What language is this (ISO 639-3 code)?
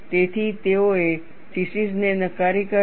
guj